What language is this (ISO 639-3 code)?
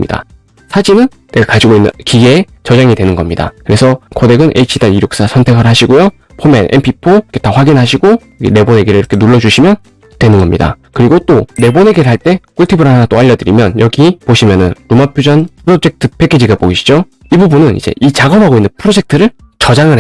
kor